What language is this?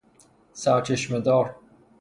Persian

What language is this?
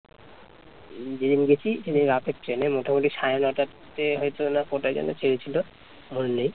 Bangla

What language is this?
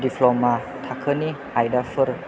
Bodo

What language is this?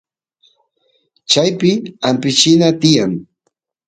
Santiago del Estero Quichua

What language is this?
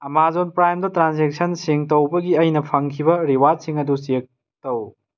Manipuri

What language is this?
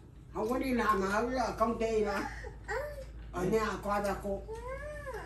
Vietnamese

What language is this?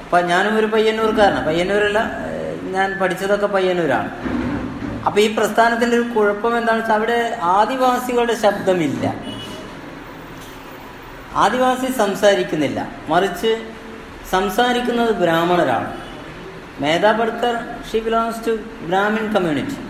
Malayalam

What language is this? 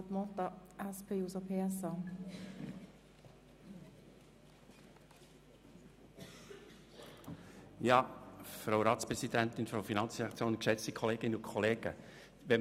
Swiss German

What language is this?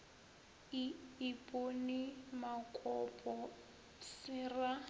Northern Sotho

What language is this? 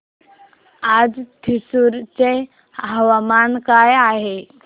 Marathi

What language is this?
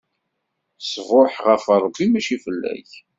Kabyle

